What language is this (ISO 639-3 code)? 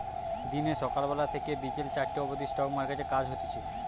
ben